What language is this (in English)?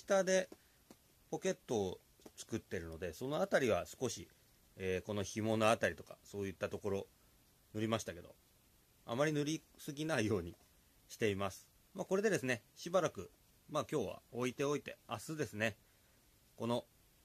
Japanese